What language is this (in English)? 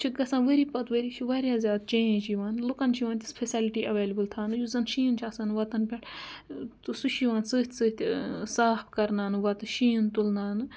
Kashmiri